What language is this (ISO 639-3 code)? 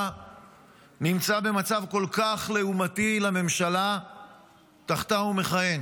heb